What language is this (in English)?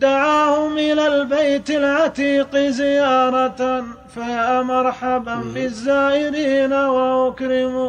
Arabic